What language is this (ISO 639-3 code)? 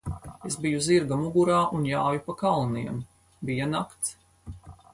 lav